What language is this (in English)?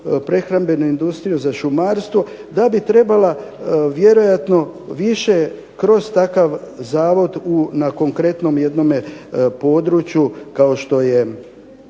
Croatian